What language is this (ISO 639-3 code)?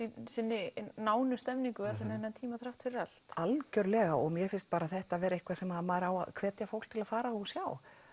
isl